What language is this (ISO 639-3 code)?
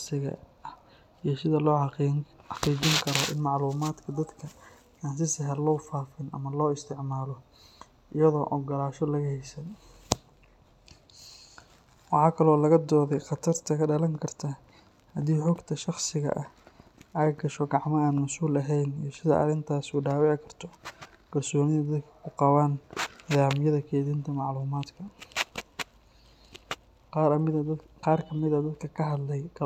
som